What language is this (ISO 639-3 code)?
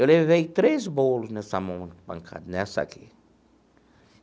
por